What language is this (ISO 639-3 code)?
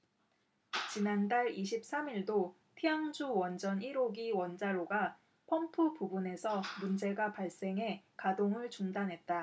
kor